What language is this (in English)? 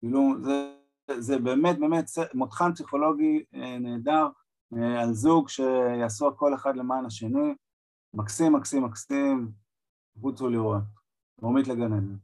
Hebrew